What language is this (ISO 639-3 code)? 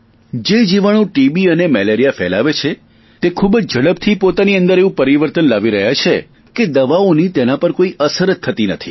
guj